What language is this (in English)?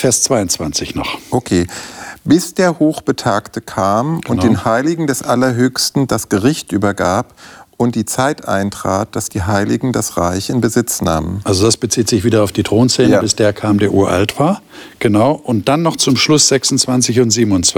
German